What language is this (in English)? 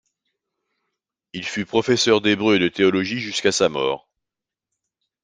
French